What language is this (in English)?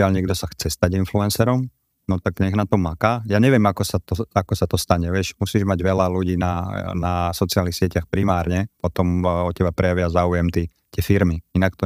Slovak